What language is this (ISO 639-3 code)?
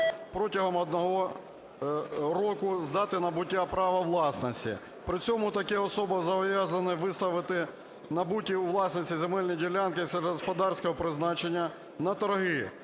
ukr